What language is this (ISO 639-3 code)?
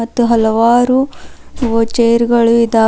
kan